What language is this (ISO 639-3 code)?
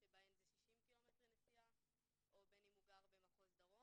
heb